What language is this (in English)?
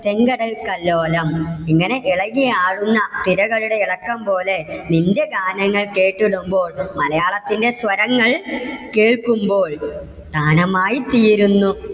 Malayalam